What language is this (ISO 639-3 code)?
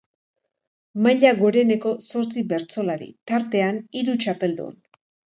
eus